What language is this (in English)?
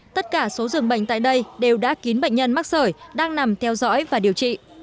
Vietnamese